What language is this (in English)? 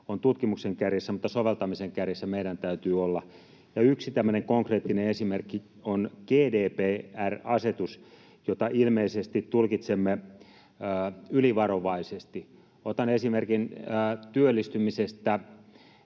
Finnish